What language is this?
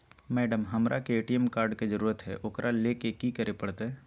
Magahi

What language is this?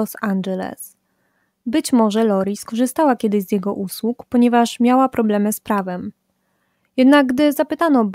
Polish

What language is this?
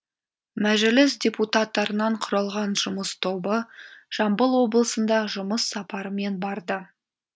Kazakh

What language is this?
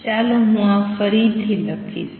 Gujarati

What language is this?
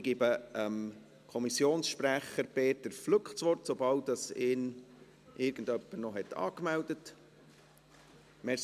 Swiss German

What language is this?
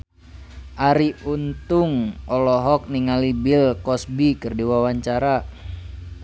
Sundanese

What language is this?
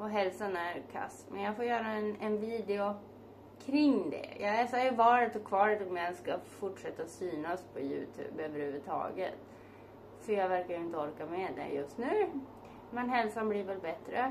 Swedish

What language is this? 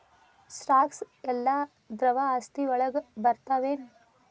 Kannada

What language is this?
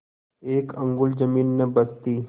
Hindi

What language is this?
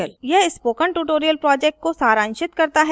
Hindi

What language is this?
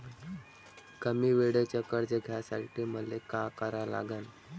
Marathi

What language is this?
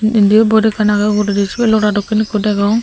Chakma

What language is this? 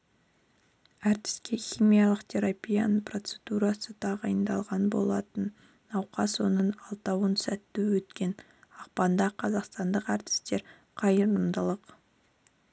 Kazakh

